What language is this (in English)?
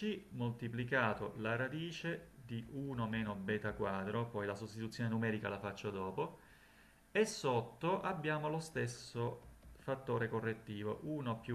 Italian